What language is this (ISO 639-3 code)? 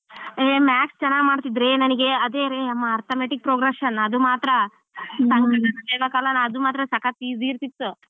kan